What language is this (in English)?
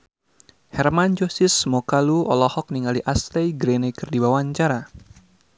Sundanese